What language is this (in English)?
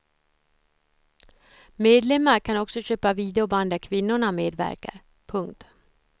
Swedish